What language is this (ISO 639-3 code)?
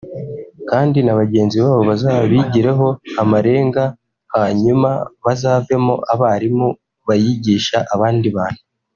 kin